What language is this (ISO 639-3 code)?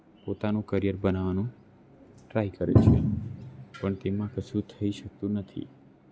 guj